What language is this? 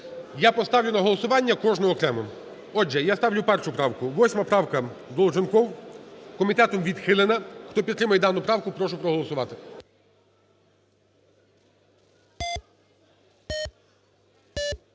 Ukrainian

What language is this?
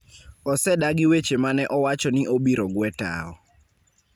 Luo (Kenya and Tanzania)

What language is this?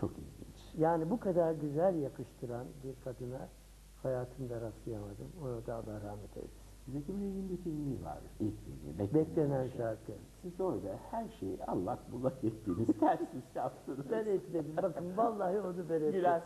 Turkish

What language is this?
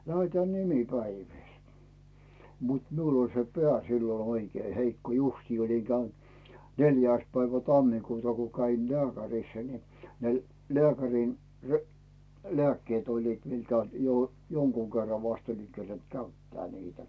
Finnish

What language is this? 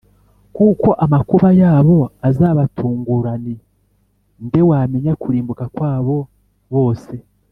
Kinyarwanda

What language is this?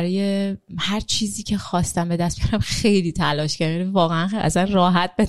Persian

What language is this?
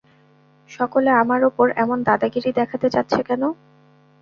Bangla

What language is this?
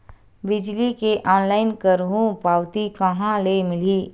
Chhattisgarhi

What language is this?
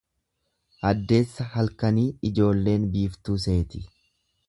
Oromo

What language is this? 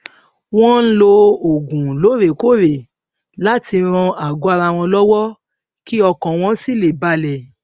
Yoruba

